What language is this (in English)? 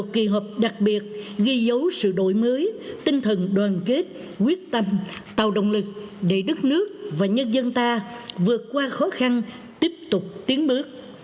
Vietnamese